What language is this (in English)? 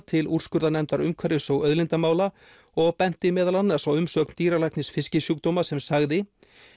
Icelandic